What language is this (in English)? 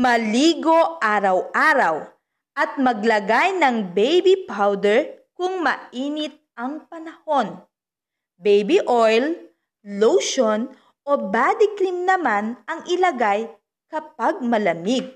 Filipino